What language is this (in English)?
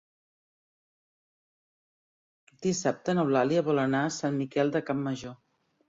Catalan